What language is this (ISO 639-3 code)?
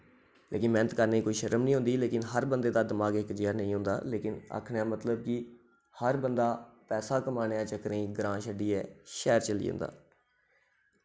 doi